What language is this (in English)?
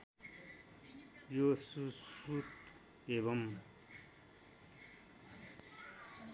Nepali